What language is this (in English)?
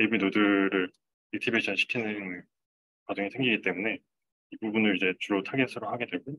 Korean